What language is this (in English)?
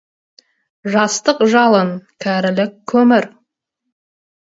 Kazakh